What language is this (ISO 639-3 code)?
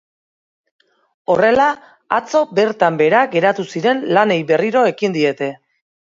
eus